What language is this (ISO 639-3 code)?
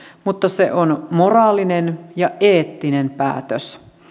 fin